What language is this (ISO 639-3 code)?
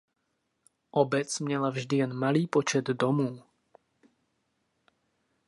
ces